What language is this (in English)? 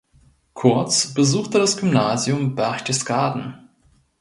German